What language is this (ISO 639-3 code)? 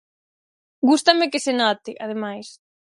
glg